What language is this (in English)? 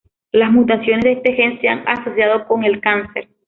Spanish